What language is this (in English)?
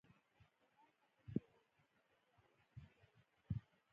Pashto